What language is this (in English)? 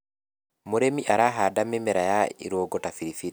Kikuyu